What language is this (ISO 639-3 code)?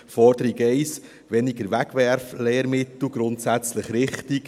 gsw